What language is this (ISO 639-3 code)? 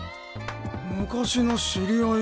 jpn